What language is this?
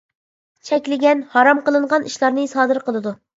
Uyghur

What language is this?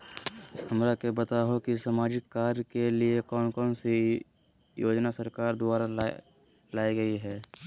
Magahi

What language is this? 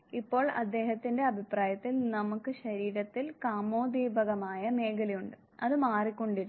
Malayalam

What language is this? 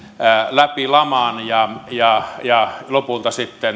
Finnish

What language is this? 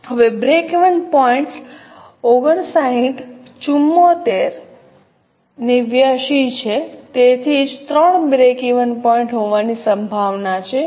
Gujarati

